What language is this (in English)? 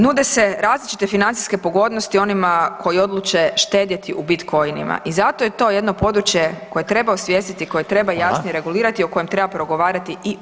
Croatian